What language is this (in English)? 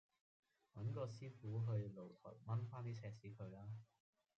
Cantonese